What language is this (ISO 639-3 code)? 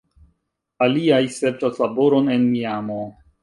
epo